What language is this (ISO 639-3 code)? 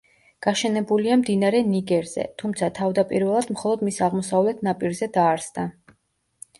kat